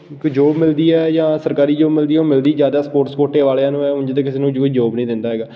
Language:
Punjabi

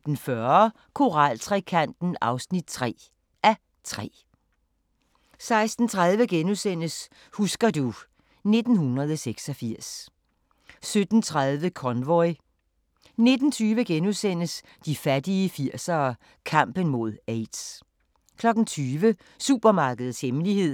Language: Danish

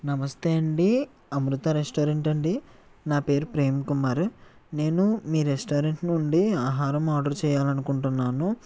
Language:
Telugu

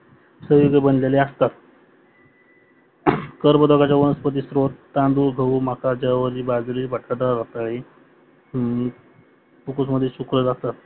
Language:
Marathi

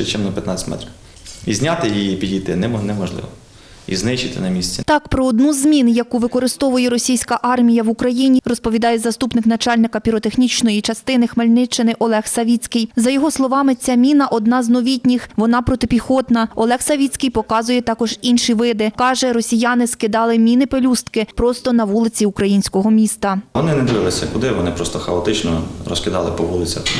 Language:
Ukrainian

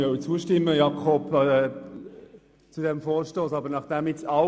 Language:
Swiss German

